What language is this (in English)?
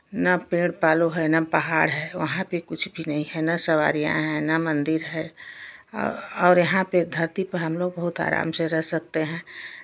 Hindi